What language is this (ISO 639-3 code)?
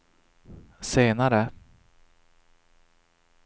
swe